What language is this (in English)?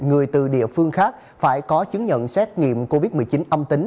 Vietnamese